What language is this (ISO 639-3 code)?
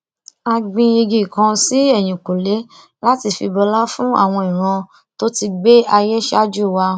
yor